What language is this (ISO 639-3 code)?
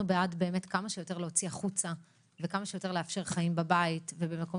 heb